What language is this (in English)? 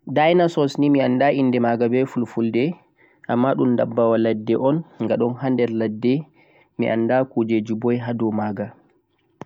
Central-Eastern Niger Fulfulde